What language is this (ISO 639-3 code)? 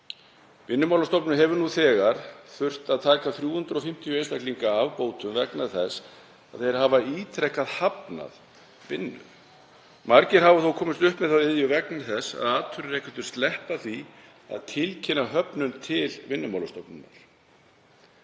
isl